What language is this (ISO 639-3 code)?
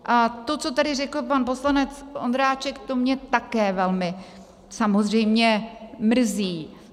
ces